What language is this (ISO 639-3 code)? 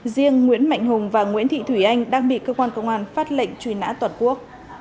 vie